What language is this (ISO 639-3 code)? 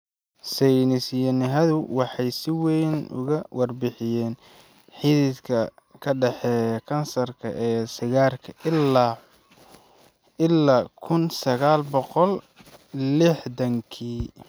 som